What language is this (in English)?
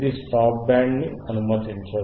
Telugu